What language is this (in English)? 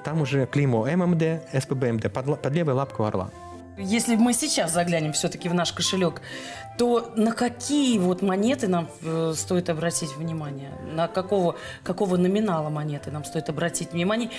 Russian